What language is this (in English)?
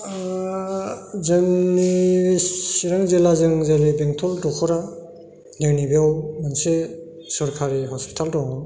Bodo